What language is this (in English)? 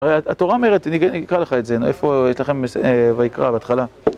Hebrew